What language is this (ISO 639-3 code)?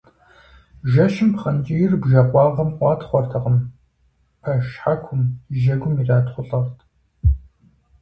kbd